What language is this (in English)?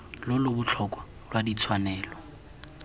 Tswana